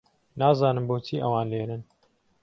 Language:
Central Kurdish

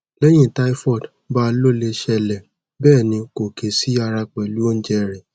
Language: Yoruba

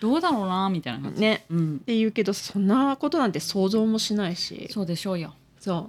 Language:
Japanese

